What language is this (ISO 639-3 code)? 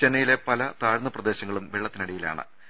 mal